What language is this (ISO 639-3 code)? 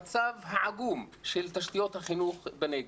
heb